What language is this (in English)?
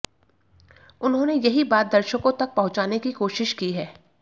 Hindi